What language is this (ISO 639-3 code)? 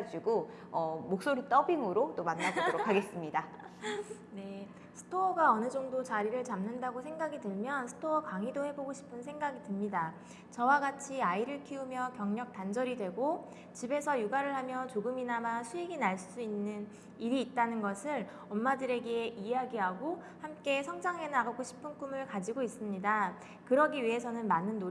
kor